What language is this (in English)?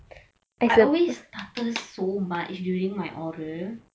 English